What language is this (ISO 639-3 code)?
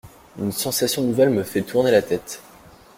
fra